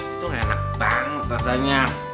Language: Indonesian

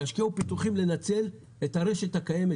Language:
Hebrew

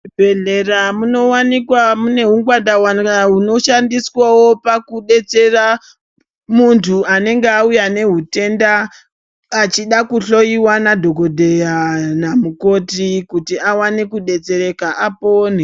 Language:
Ndau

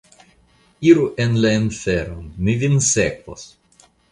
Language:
Esperanto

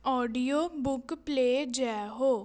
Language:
Punjabi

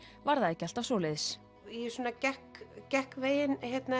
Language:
Icelandic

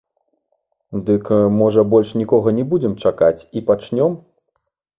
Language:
Belarusian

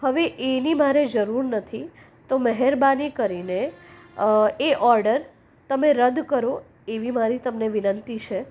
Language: Gujarati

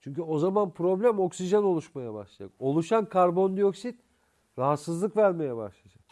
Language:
Turkish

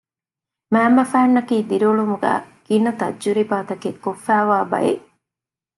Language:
Divehi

